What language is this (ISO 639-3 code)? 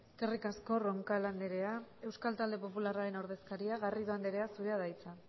eus